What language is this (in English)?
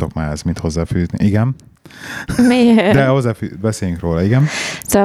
Hungarian